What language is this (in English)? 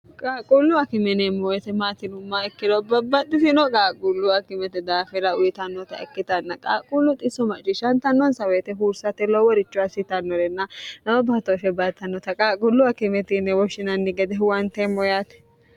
Sidamo